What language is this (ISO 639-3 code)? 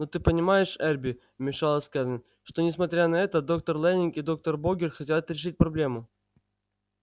rus